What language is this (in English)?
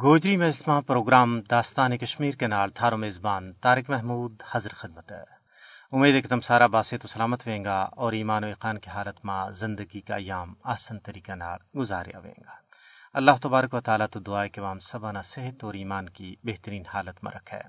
Urdu